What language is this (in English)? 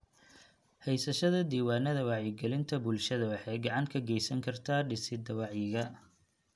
Somali